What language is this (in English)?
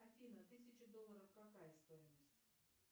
Russian